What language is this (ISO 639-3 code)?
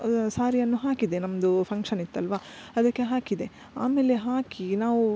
kan